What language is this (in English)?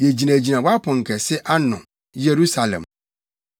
Akan